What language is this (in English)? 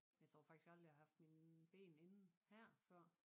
Danish